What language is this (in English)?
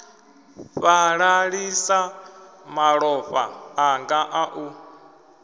Venda